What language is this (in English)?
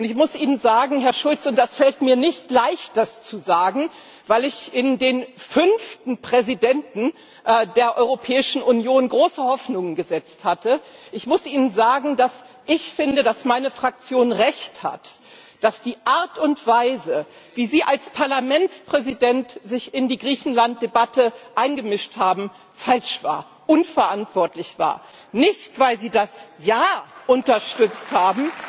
German